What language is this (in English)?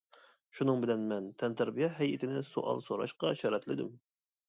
Uyghur